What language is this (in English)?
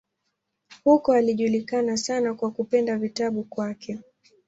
Swahili